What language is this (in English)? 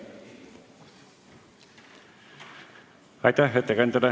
Estonian